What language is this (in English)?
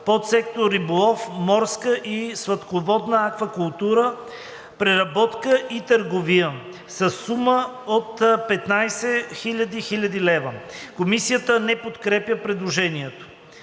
Bulgarian